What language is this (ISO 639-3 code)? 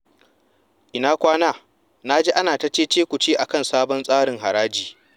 hau